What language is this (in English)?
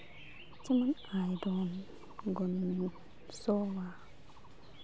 Santali